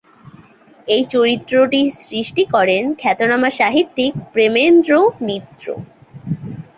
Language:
Bangla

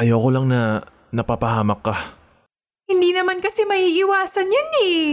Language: Filipino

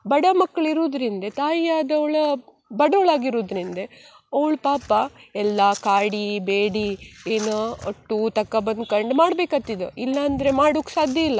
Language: Kannada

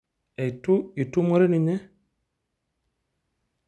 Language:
Masai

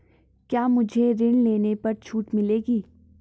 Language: Hindi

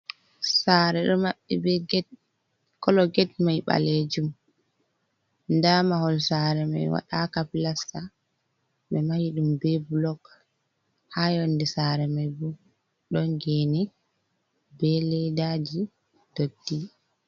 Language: Fula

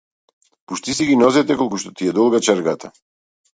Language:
Macedonian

